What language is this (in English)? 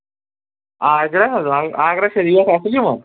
Kashmiri